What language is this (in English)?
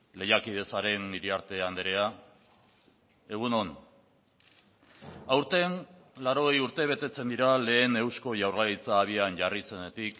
Basque